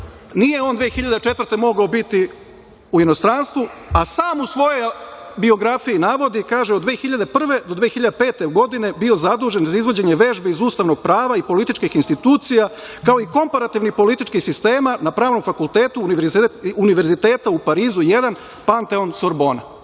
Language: Serbian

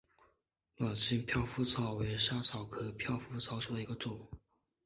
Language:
Chinese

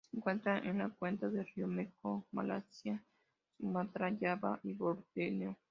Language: Spanish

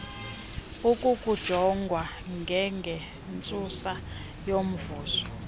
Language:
Xhosa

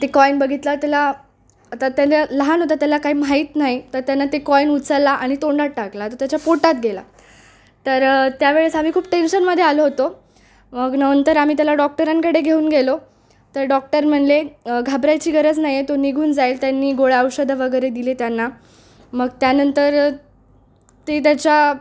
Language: Marathi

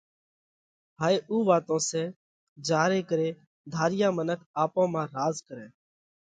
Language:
Parkari Koli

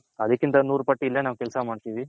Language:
Kannada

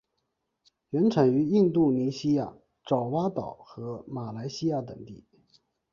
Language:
Chinese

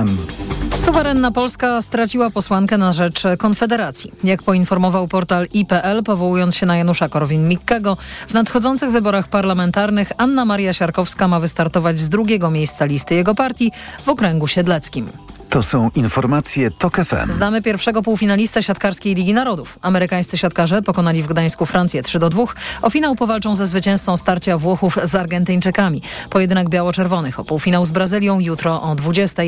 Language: Polish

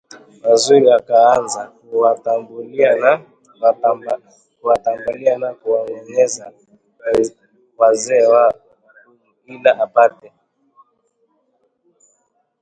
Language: Swahili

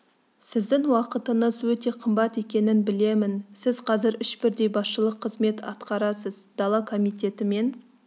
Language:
Kazakh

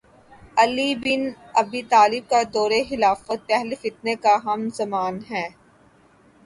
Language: Urdu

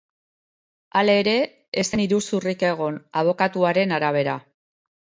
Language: Basque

